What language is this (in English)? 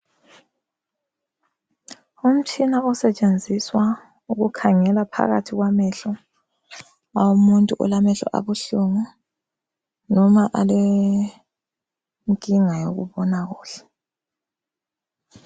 North Ndebele